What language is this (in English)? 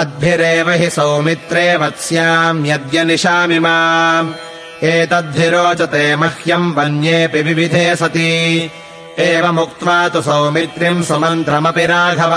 Kannada